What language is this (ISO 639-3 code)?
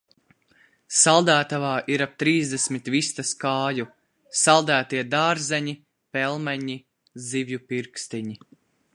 lav